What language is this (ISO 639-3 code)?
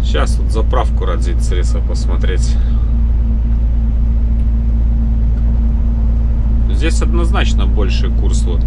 rus